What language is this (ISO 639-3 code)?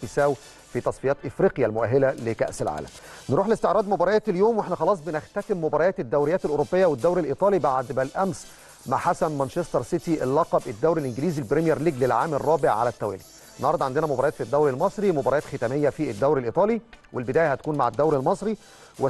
ara